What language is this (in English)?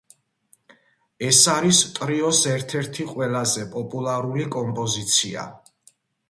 Georgian